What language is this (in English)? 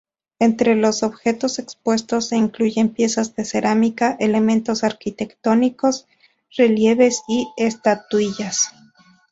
Spanish